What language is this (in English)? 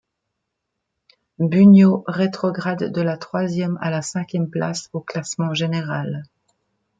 French